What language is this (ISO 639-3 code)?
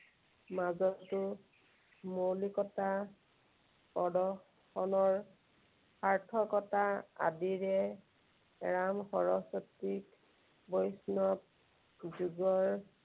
asm